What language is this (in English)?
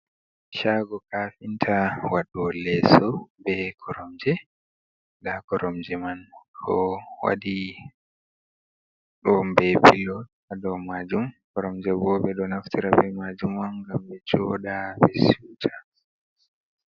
Fula